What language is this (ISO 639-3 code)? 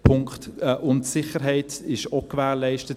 gsw